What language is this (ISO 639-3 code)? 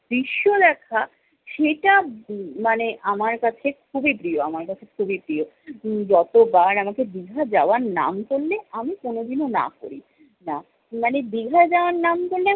ben